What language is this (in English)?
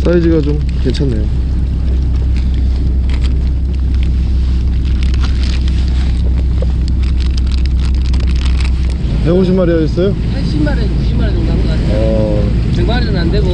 Korean